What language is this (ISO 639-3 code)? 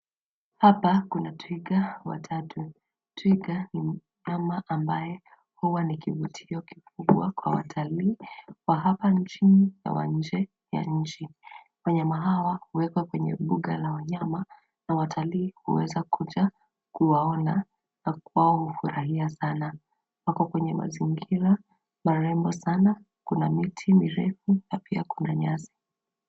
swa